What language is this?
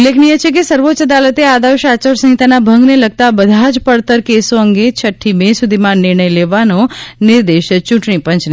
Gujarati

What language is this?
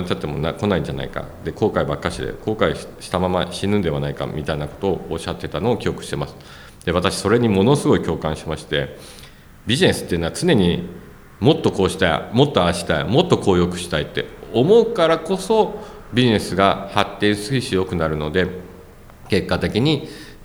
Japanese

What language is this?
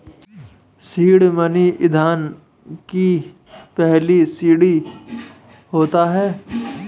Hindi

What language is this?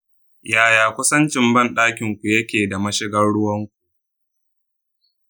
Hausa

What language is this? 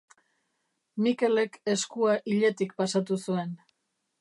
Basque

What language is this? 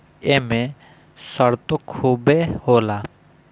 Bhojpuri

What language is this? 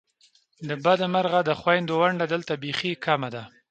Pashto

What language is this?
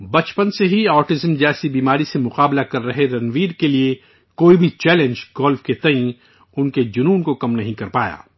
Urdu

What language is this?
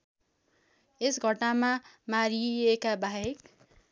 Nepali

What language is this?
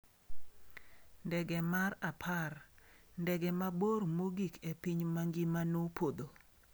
Luo (Kenya and Tanzania)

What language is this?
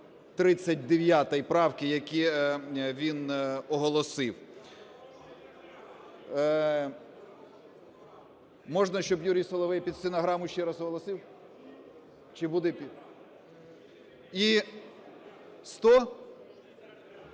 Ukrainian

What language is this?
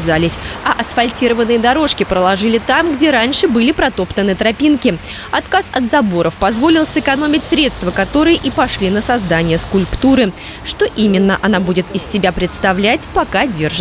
Russian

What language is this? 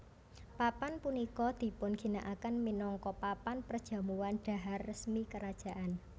Javanese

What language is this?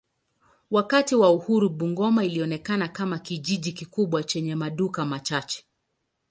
Swahili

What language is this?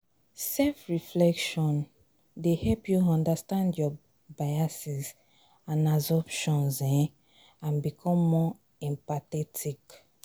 Nigerian Pidgin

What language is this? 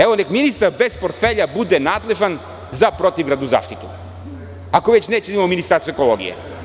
Serbian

